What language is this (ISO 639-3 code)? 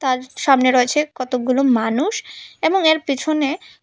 ben